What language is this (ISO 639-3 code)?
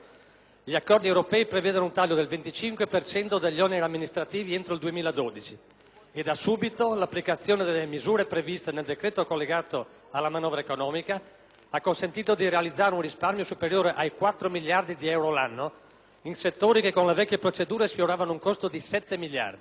ita